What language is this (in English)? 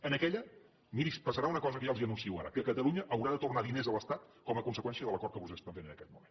Catalan